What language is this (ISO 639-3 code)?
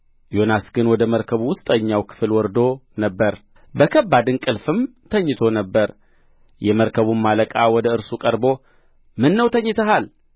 amh